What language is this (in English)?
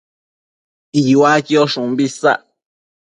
Matsés